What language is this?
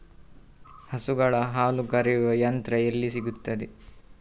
Kannada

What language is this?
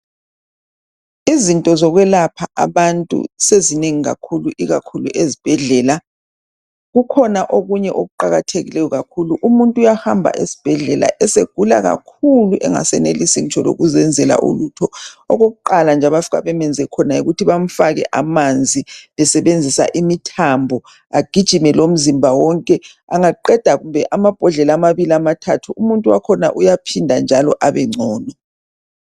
North Ndebele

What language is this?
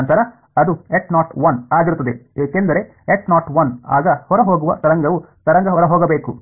Kannada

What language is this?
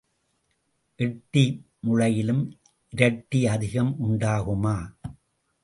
Tamil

